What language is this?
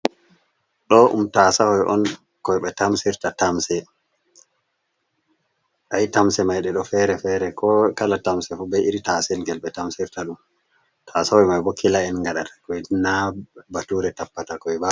Fula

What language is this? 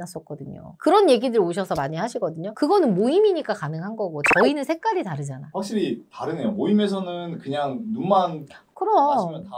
Korean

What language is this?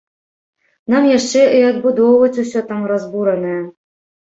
Belarusian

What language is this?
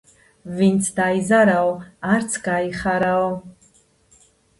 Georgian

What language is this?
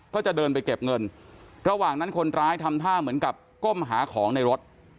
Thai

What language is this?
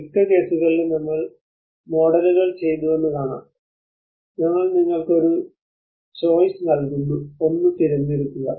Malayalam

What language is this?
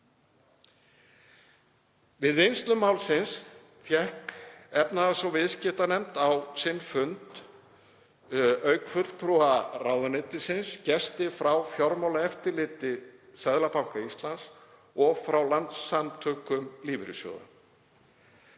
Icelandic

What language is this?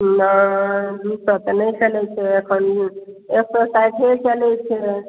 Maithili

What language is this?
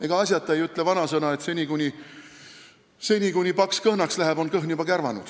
Estonian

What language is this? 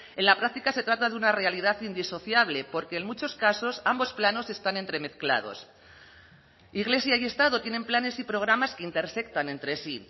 Spanish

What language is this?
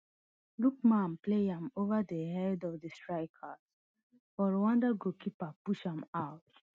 Nigerian Pidgin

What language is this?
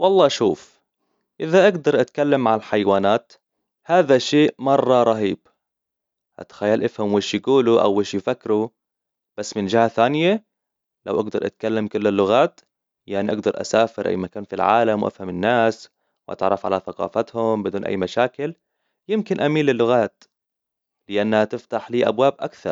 Hijazi Arabic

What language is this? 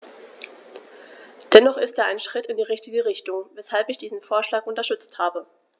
German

